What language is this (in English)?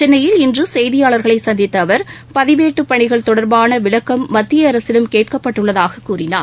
Tamil